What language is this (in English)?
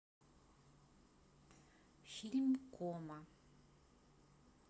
Russian